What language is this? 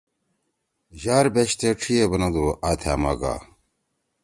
Torwali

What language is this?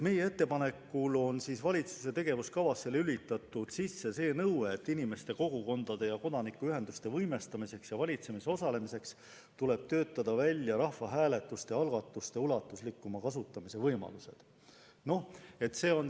Estonian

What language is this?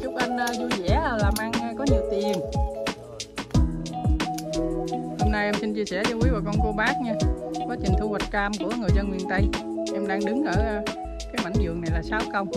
Vietnamese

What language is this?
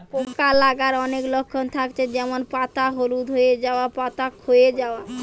Bangla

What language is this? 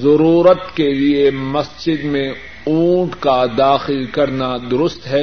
Urdu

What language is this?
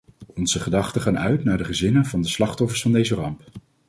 Dutch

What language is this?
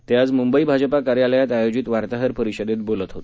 Marathi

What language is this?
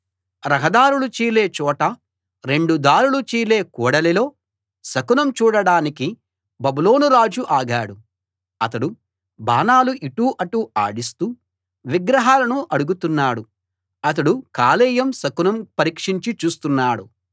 Telugu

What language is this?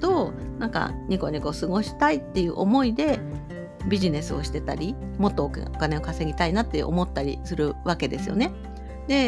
Japanese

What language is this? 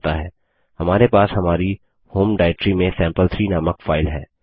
Hindi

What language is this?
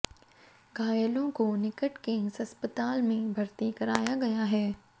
Hindi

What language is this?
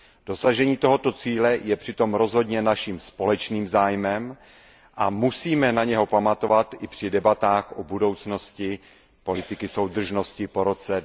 Czech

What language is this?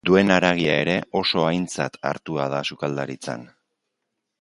Basque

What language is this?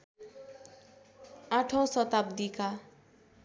Nepali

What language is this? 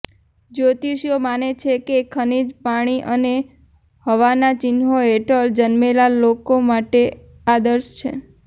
Gujarati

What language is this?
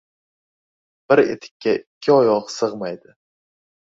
Uzbek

